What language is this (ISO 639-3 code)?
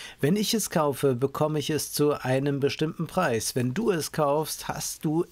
deu